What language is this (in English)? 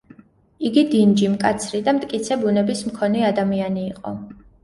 Georgian